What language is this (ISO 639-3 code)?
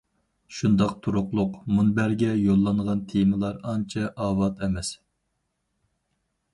uig